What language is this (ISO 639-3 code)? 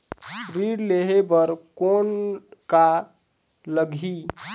hne